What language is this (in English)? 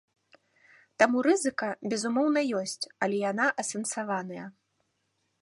Belarusian